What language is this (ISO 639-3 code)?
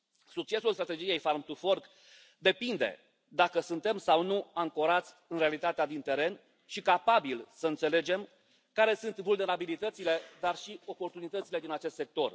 ron